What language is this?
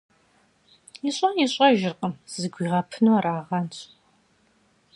Kabardian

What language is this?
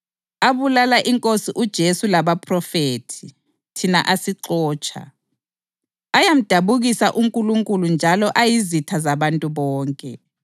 North Ndebele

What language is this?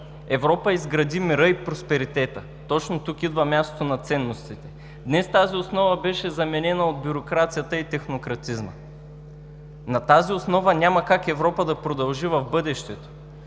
Bulgarian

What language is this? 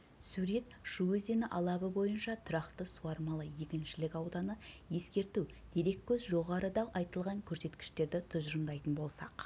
Kazakh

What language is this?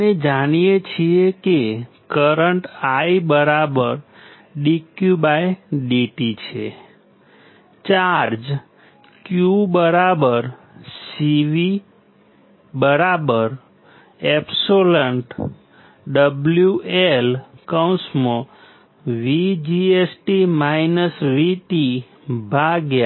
Gujarati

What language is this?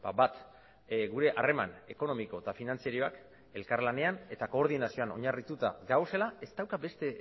Basque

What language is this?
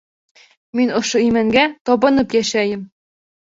Bashkir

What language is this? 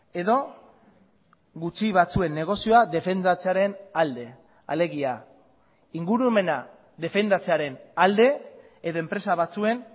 Basque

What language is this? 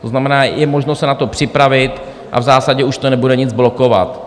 Czech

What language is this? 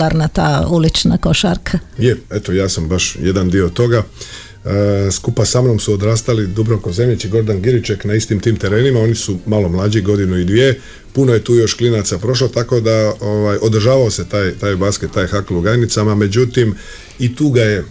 Croatian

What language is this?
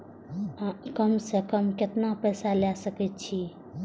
Maithili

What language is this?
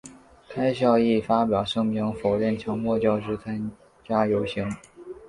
Chinese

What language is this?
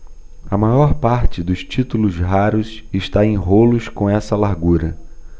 Portuguese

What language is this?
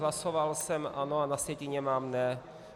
Czech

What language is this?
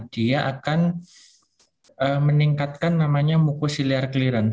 Indonesian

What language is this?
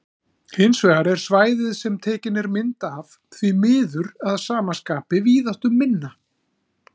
Icelandic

